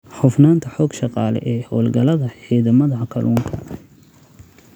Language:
Somali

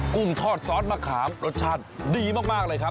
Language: Thai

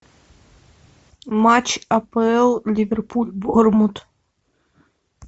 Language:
Russian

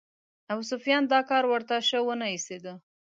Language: Pashto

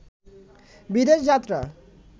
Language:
Bangla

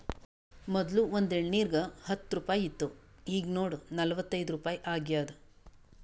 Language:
Kannada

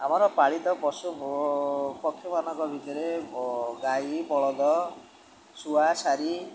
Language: Odia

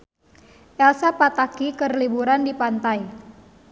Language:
Sundanese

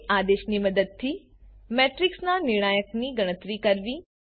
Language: Gujarati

